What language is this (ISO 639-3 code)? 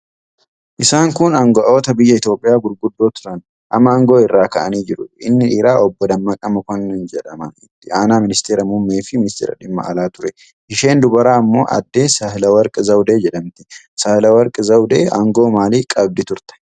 orm